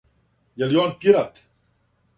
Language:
Serbian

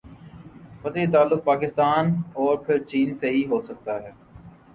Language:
Urdu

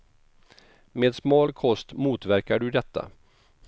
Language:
Swedish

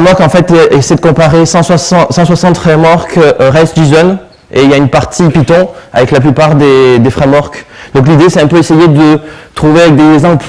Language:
French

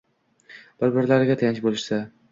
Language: Uzbek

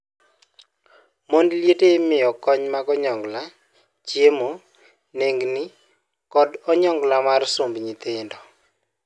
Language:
Luo (Kenya and Tanzania)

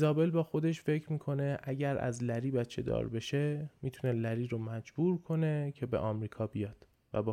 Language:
Persian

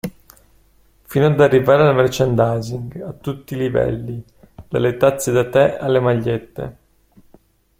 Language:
Italian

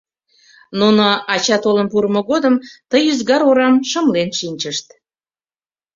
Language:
Mari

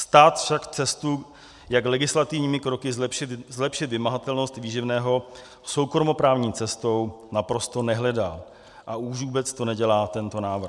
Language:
Czech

